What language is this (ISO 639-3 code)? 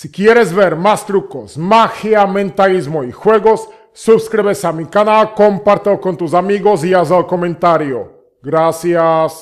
spa